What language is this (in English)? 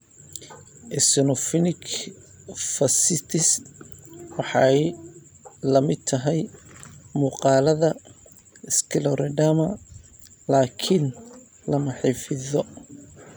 Somali